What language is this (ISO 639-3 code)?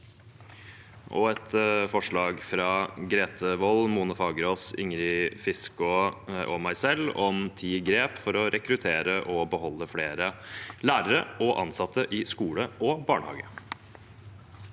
nor